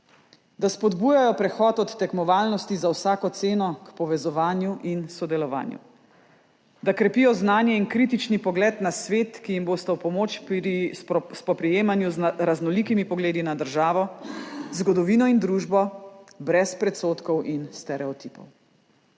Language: Slovenian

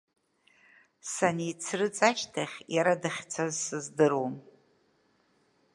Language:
Abkhazian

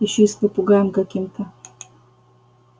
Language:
Russian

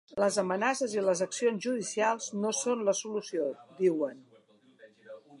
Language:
Catalan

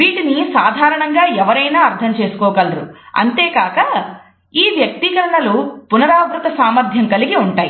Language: Telugu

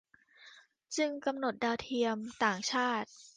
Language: Thai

